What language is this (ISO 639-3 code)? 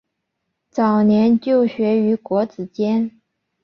zho